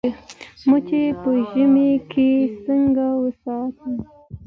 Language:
Pashto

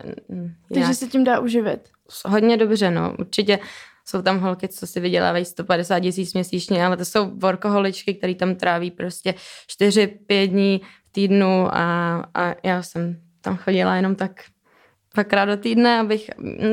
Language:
Czech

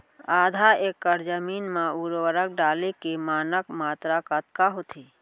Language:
Chhattisgarhi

